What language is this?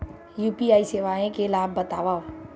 Chhattisgarhi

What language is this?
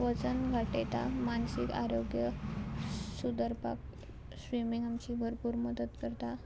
Konkani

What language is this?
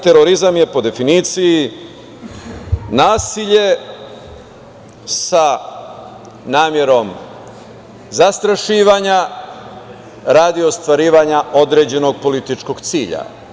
Serbian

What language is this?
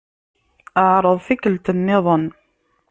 Kabyle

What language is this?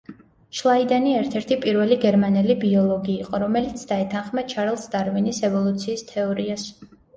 Georgian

